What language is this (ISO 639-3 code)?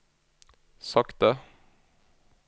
nor